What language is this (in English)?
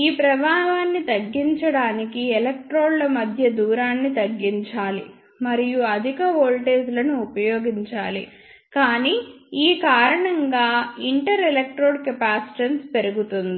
Telugu